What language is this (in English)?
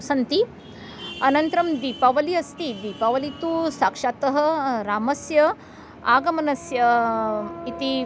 Sanskrit